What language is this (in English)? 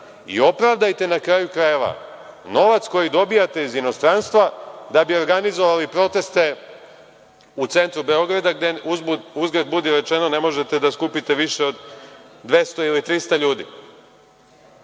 Serbian